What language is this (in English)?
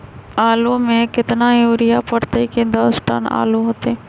Magahi